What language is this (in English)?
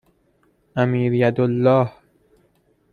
Persian